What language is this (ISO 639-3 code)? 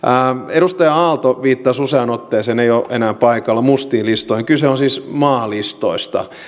fin